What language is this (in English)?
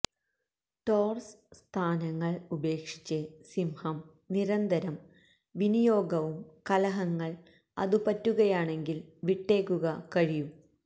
Malayalam